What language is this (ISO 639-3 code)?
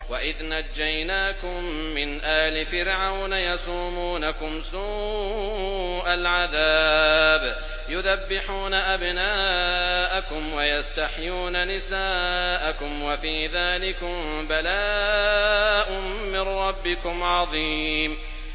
ara